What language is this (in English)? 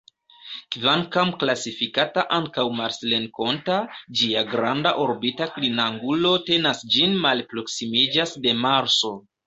Esperanto